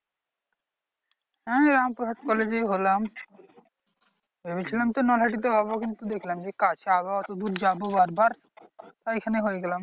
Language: Bangla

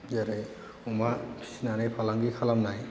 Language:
Bodo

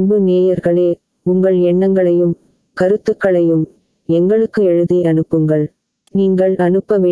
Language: Tamil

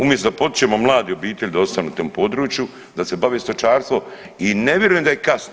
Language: Croatian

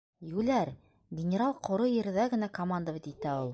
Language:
Bashkir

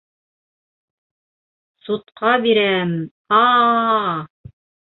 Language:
Bashkir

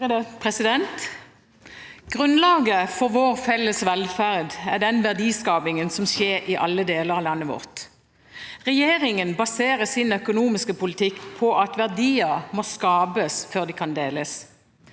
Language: Norwegian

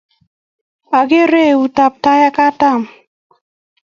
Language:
Kalenjin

